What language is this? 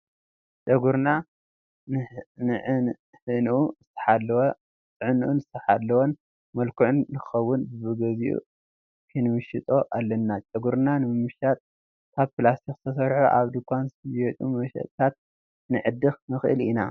Tigrinya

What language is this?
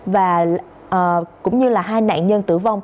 Vietnamese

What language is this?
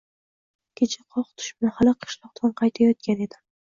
Uzbek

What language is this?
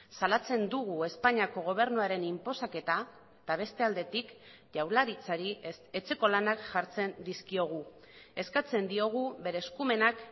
Basque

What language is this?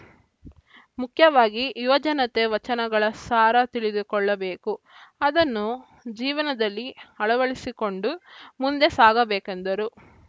Kannada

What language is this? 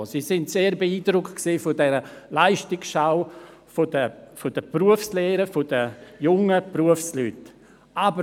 Swiss German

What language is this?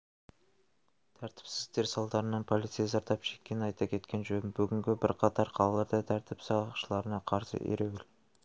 Kazakh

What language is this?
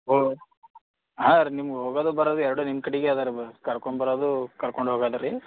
Kannada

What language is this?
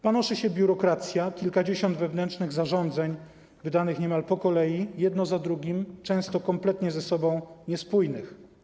Polish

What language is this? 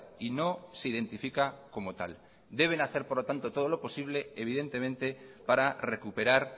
Spanish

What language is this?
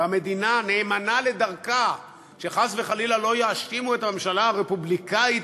Hebrew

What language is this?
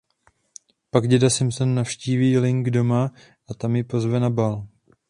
Czech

